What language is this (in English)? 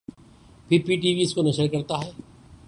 Urdu